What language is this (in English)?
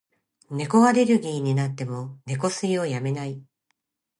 Japanese